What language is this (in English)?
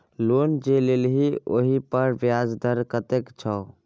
Maithili